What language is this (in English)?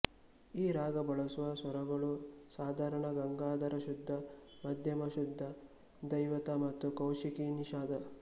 Kannada